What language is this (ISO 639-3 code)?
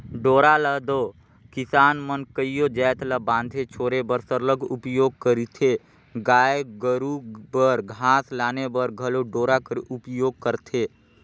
hne